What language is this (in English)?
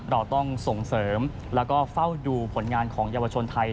Thai